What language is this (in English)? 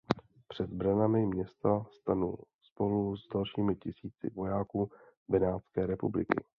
Czech